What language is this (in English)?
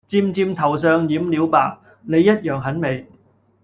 Cantonese